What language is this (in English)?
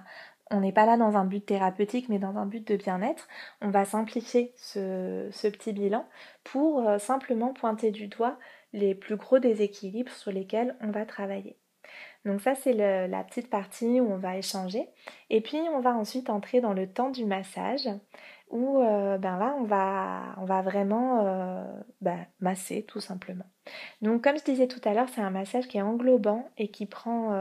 French